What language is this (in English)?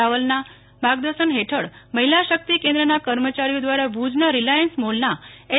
Gujarati